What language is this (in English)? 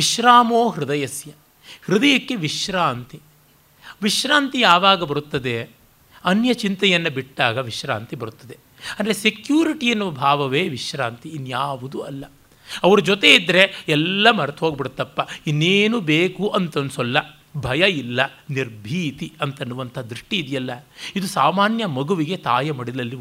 Kannada